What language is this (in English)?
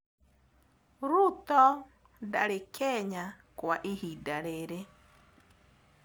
Kikuyu